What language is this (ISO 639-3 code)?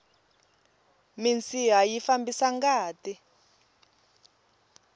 tso